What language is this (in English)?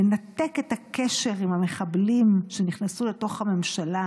Hebrew